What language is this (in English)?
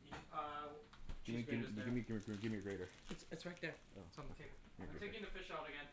English